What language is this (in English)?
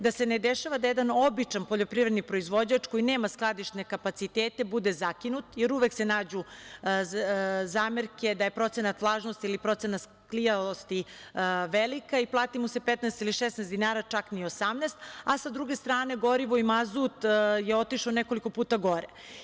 Serbian